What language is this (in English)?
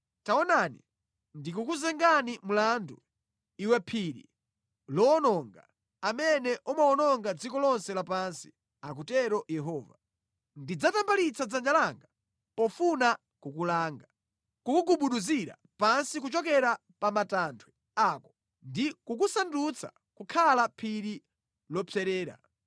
Nyanja